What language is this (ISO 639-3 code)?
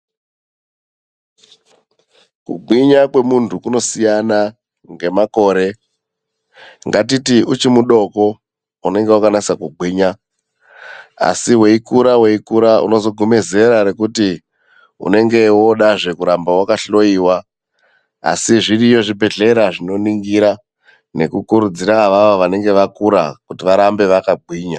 ndc